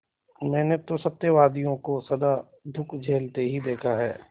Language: Hindi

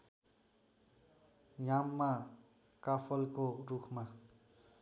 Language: Nepali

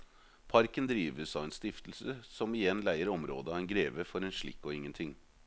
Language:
Norwegian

